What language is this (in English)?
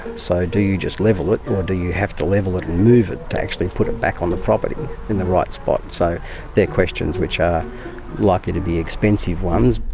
English